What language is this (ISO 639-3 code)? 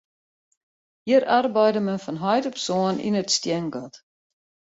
fry